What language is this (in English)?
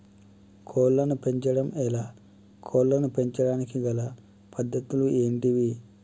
Telugu